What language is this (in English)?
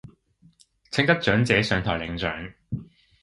Cantonese